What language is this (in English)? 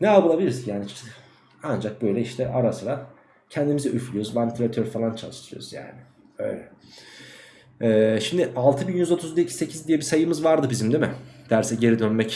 Turkish